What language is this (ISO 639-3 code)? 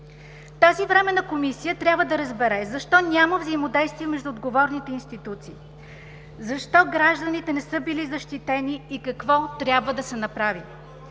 bul